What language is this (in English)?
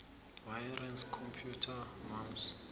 South Ndebele